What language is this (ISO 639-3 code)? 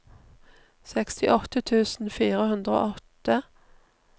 nor